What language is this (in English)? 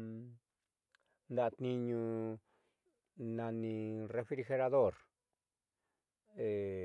Southeastern Nochixtlán Mixtec